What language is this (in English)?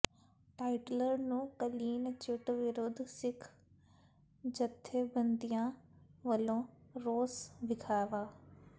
Punjabi